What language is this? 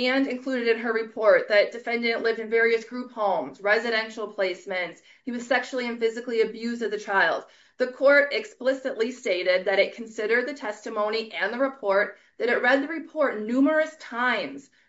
English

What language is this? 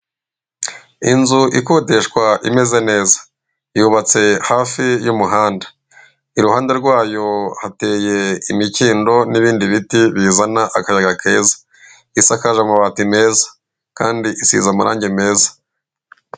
Kinyarwanda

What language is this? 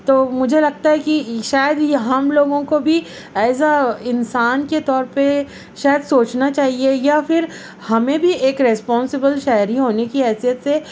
Urdu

